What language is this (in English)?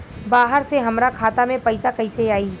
Bhojpuri